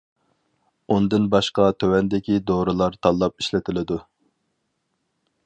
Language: Uyghur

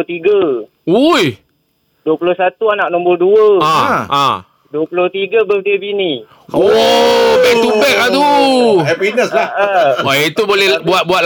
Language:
Malay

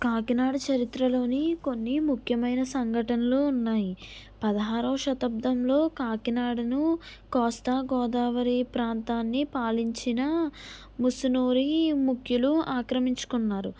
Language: Telugu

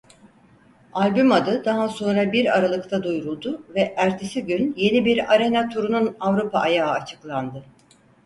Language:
Turkish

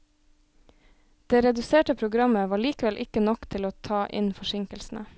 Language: Norwegian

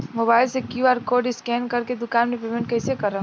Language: Bhojpuri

